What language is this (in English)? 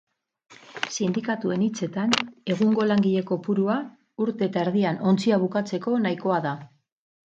Basque